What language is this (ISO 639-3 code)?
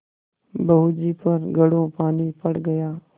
hin